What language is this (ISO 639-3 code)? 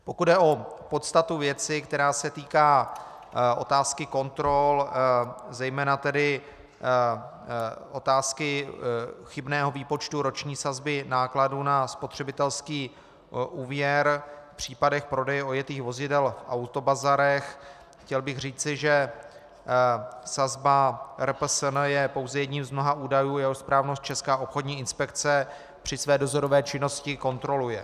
ces